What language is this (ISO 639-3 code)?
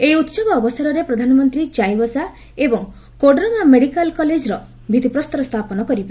ori